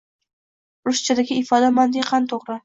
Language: Uzbek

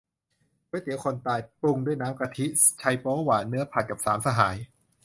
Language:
Thai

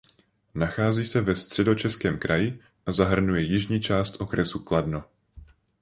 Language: Czech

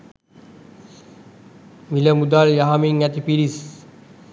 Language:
Sinhala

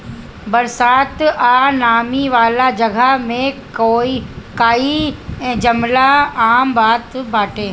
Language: Bhojpuri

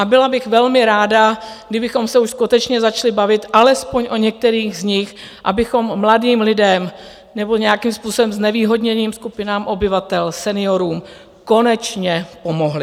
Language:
Czech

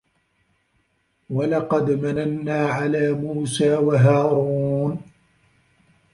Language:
Arabic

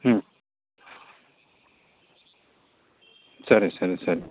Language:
Kannada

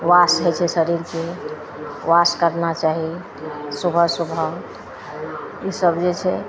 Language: Maithili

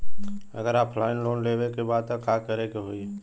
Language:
Bhojpuri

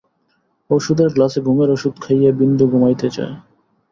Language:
Bangla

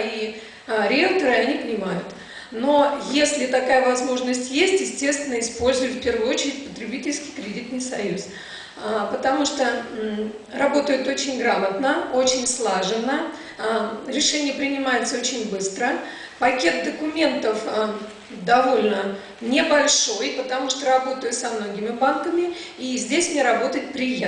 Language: Russian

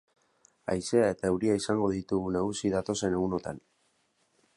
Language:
Basque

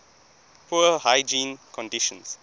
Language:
English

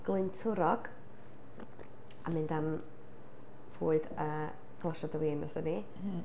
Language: Welsh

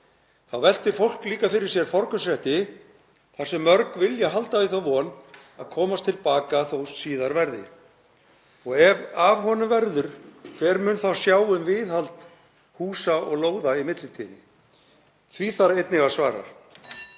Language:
Icelandic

